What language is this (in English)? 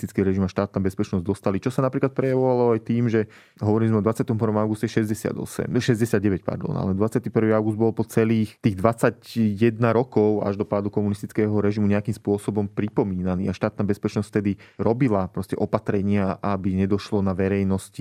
Slovak